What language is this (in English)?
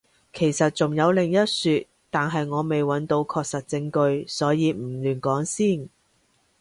Cantonese